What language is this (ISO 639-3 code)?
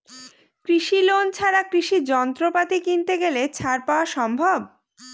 ben